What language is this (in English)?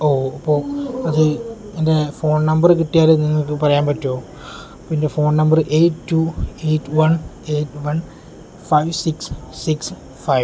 Malayalam